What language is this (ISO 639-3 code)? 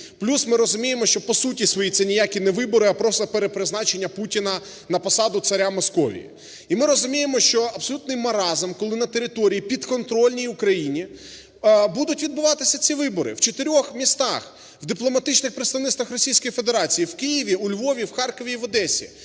ukr